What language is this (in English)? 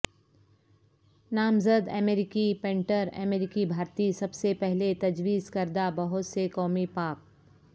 Urdu